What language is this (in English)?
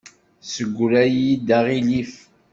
Kabyle